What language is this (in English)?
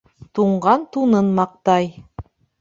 Bashkir